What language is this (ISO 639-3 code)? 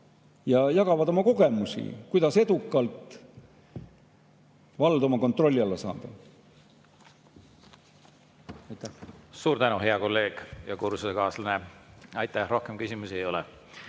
est